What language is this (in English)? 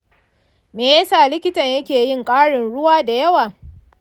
Hausa